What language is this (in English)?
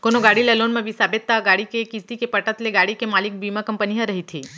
Chhattisgarhi